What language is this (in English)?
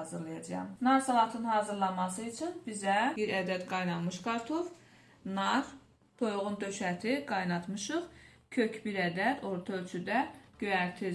Turkish